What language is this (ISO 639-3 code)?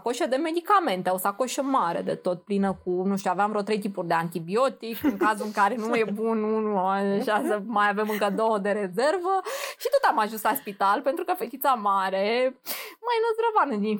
ron